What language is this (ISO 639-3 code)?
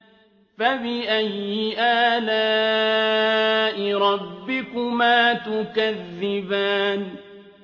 ara